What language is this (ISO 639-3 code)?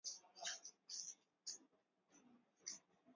swa